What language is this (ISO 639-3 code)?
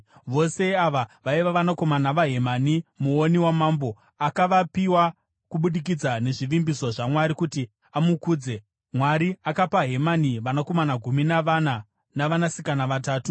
sna